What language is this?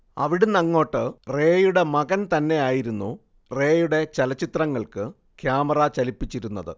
Malayalam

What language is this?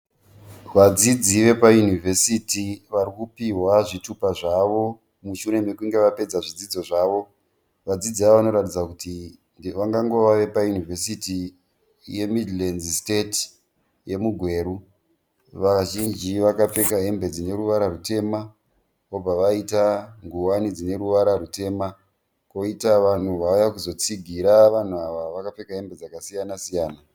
Shona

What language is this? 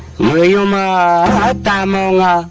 English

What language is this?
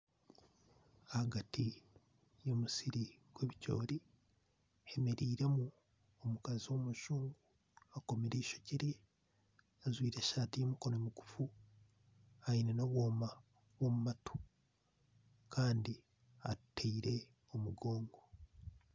Nyankole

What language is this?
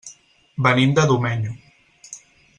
Catalan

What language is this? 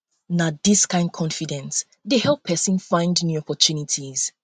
Nigerian Pidgin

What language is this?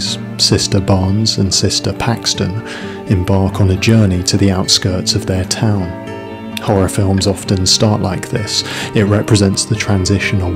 English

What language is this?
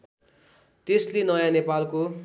Nepali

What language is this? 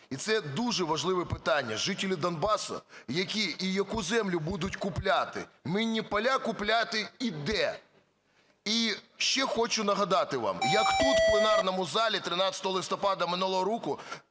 Ukrainian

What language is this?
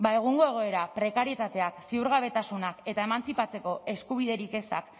Basque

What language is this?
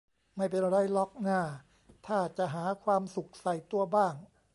Thai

